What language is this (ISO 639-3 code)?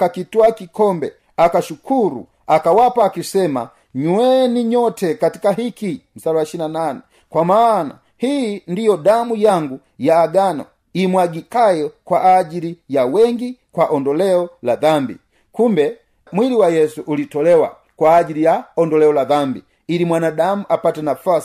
swa